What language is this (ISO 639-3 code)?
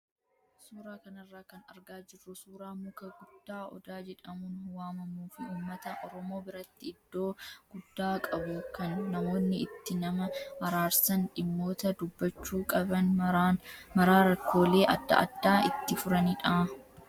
orm